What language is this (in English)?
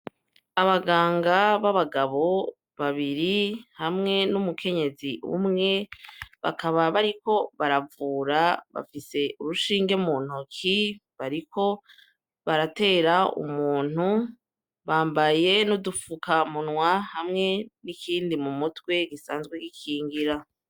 Rundi